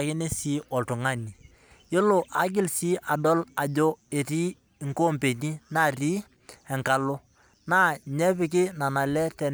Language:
Masai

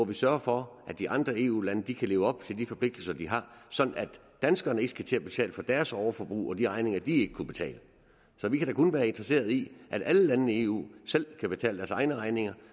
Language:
Danish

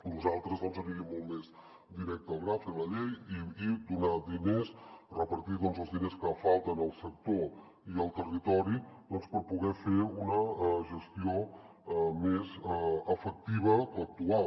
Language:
Catalan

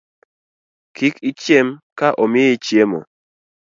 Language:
Luo (Kenya and Tanzania)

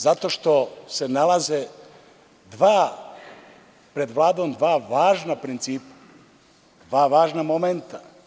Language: Serbian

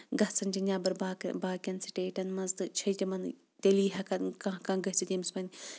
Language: Kashmiri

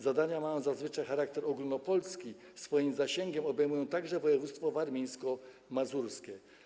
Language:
Polish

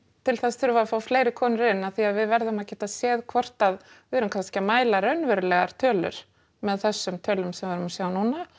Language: Icelandic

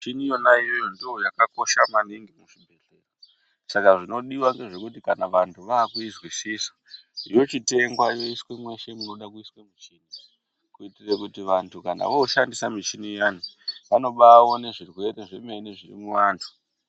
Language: Ndau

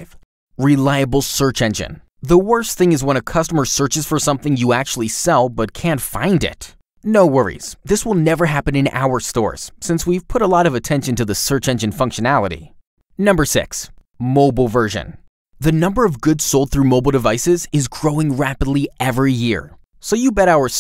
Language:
Spanish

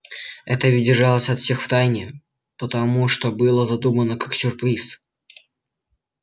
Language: Russian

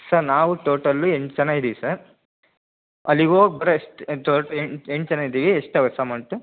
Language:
Kannada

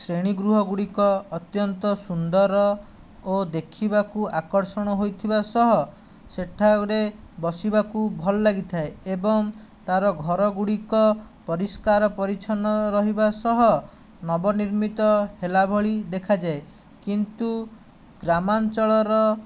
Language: Odia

